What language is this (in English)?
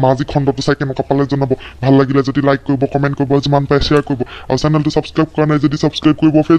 Indonesian